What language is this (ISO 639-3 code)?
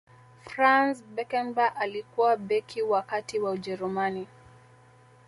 swa